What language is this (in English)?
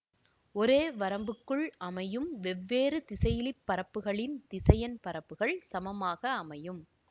Tamil